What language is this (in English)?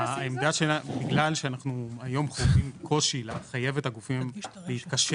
Hebrew